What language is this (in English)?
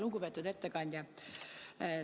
Estonian